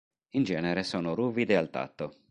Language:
Italian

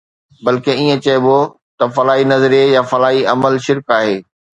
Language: Sindhi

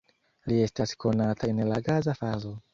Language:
Esperanto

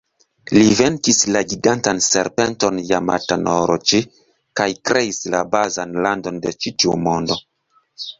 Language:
Esperanto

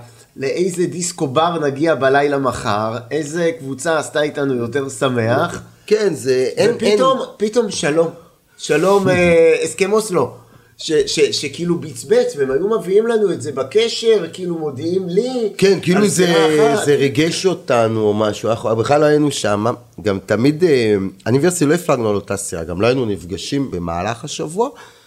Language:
Hebrew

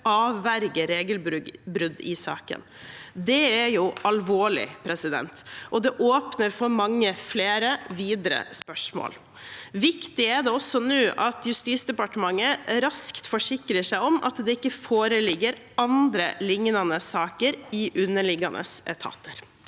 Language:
Norwegian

